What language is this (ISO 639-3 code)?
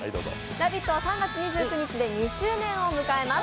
jpn